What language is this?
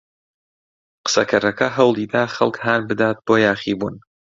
Central Kurdish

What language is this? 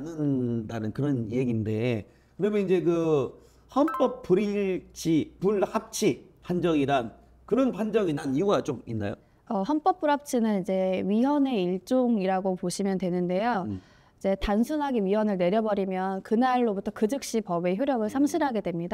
Korean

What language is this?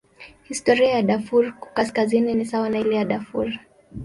Swahili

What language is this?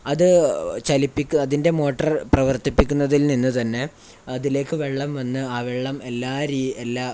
Malayalam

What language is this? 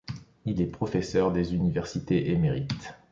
French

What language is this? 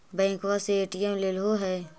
Magahi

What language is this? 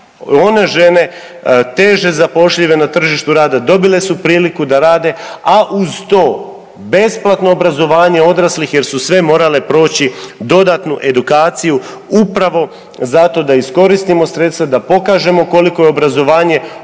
Croatian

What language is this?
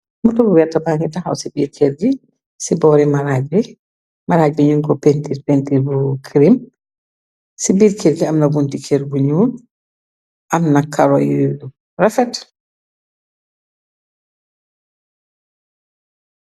Wolof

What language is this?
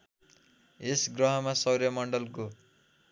Nepali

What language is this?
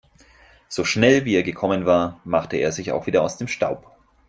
German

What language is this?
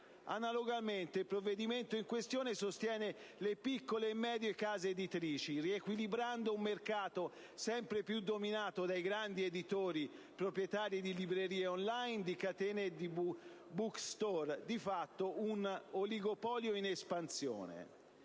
Italian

